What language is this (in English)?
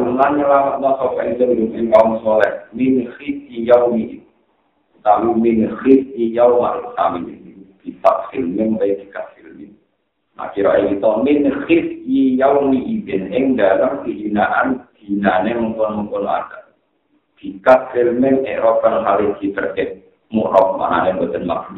Indonesian